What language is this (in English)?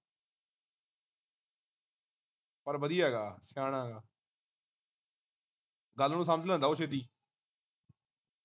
Punjabi